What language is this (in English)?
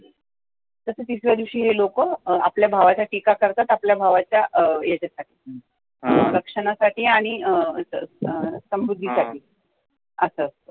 Marathi